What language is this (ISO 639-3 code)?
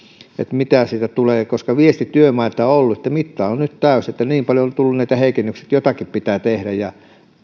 fin